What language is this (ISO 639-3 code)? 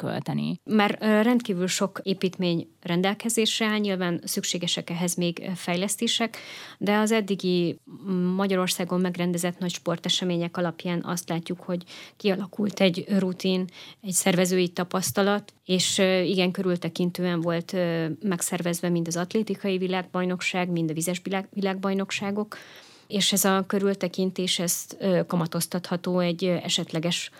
hun